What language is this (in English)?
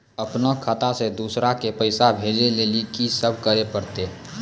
Maithili